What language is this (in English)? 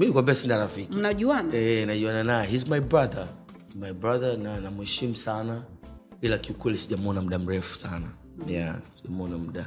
Swahili